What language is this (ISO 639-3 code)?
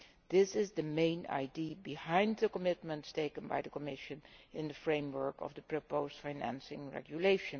eng